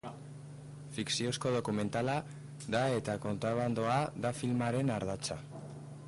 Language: Basque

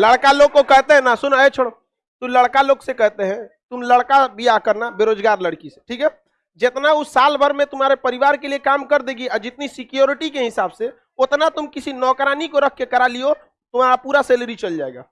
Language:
Hindi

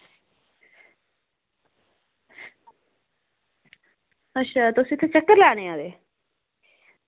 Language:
Dogri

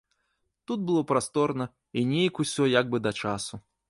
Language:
Belarusian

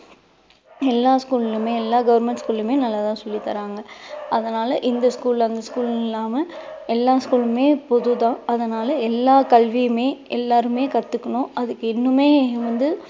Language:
Tamil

